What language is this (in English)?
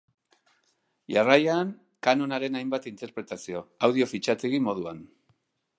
Basque